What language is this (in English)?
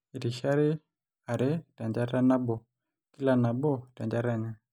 Masai